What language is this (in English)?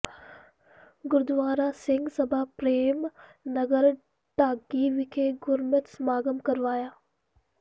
Punjabi